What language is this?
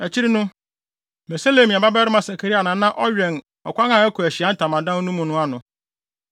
Akan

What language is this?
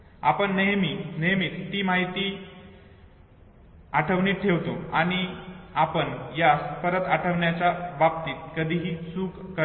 Marathi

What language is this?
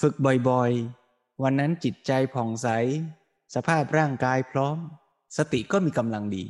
Thai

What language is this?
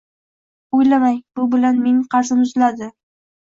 Uzbek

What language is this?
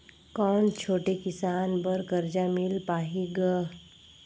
Chhattisgarhi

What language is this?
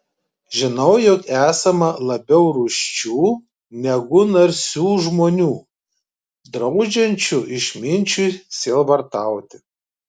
Lithuanian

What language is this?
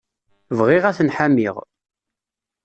Kabyle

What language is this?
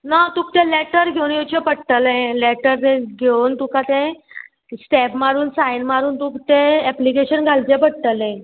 Konkani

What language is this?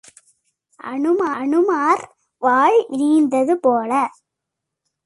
Tamil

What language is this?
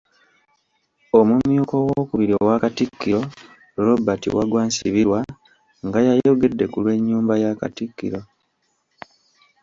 Ganda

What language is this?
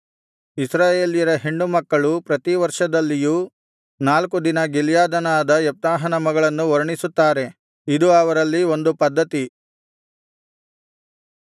Kannada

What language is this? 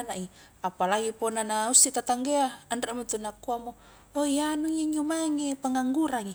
Highland Konjo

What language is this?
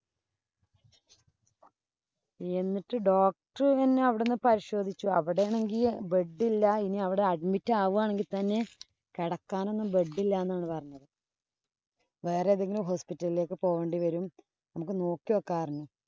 Malayalam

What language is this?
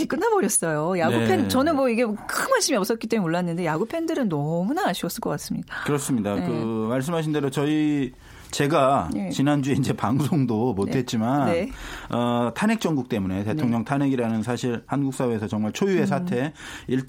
Korean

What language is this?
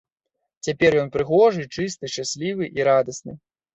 Belarusian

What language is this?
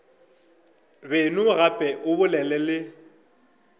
Northern Sotho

